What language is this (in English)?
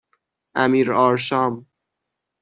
Persian